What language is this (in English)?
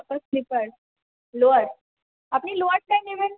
Bangla